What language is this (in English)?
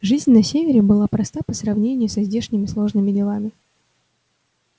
Russian